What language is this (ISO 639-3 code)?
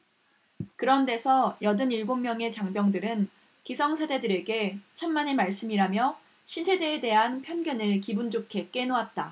kor